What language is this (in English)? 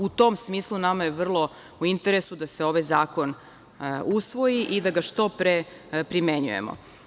Serbian